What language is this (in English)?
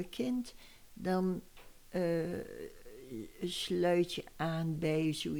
Dutch